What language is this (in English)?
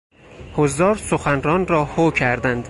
Persian